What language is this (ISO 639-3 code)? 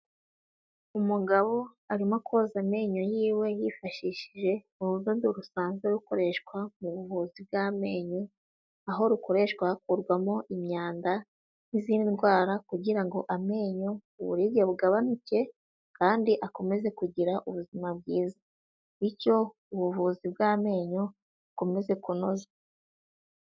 kin